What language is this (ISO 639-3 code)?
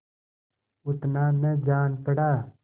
hin